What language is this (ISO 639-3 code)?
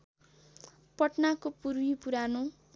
nep